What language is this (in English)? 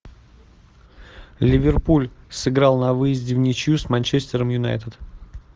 Russian